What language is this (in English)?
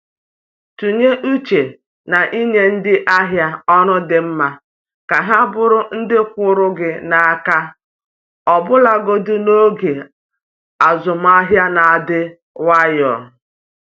Igbo